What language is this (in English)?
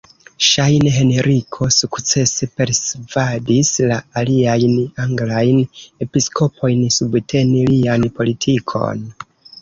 Esperanto